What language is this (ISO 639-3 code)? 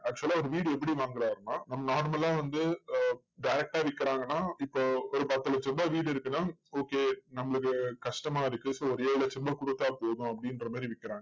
tam